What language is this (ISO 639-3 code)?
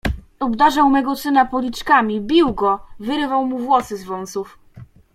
pol